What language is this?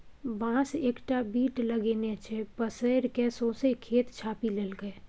Maithili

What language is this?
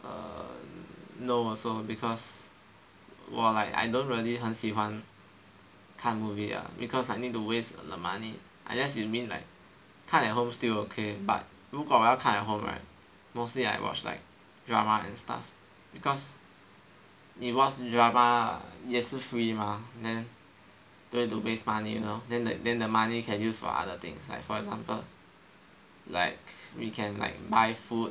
English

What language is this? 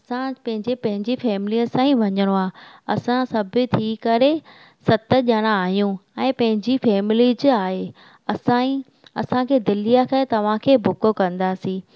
Sindhi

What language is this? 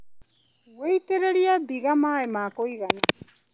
Kikuyu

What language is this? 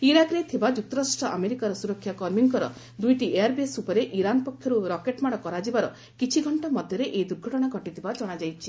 Odia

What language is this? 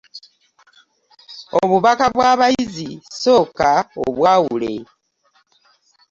Ganda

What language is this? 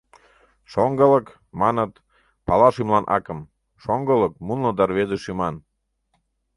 Mari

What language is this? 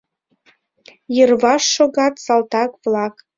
Mari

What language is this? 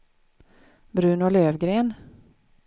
Swedish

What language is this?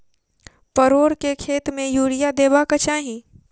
Maithili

